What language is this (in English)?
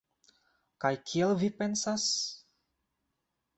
Esperanto